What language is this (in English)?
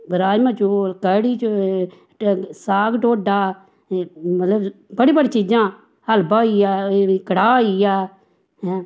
Dogri